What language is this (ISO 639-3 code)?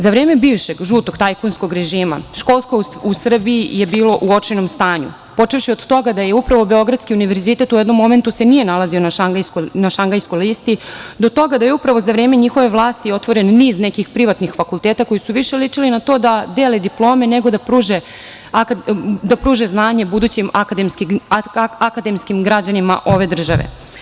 srp